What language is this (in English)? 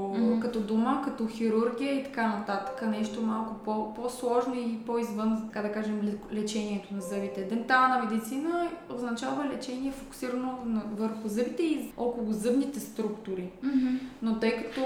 Bulgarian